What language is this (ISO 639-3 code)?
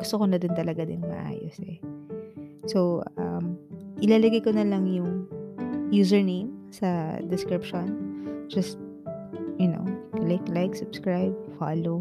fil